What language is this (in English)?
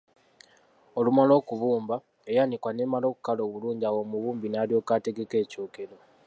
Ganda